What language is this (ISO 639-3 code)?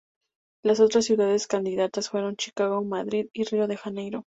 spa